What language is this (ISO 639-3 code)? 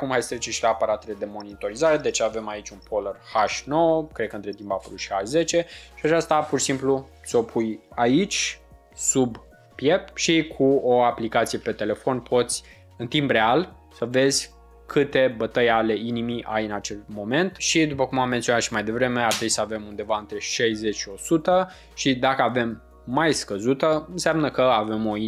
ron